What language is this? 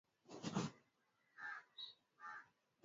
Swahili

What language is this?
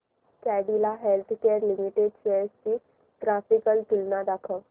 Marathi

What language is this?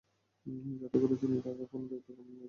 Bangla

